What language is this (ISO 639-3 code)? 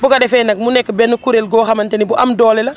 wol